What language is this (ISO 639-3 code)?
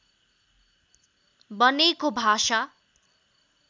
nep